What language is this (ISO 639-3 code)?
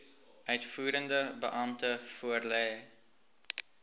afr